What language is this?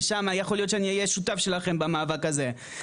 Hebrew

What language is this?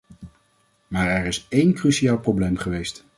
Dutch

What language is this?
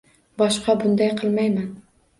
Uzbek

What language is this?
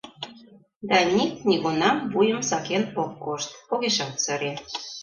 Mari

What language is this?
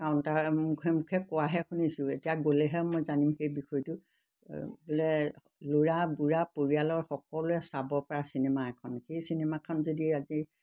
Assamese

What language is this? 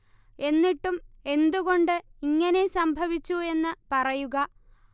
Malayalam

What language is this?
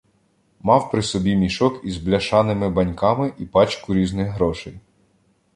Ukrainian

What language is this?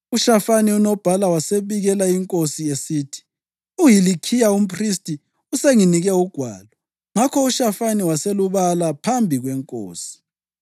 North Ndebele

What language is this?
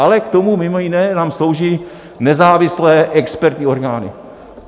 Czech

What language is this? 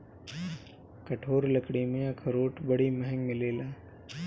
Bhojpuri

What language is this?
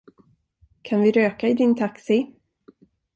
Swedish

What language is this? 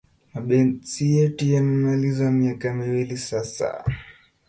Kalenjin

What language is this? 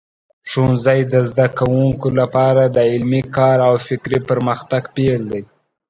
Pashto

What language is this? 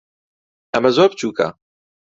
Central Kurdish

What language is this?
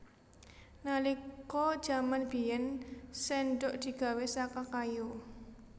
Javanese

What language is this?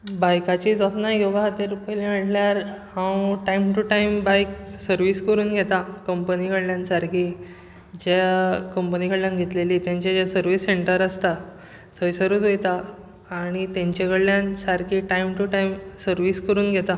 Konkani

